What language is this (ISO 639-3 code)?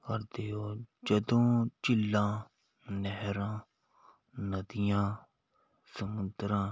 pan